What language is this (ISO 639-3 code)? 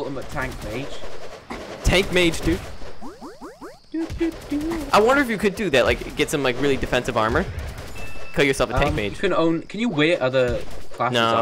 eng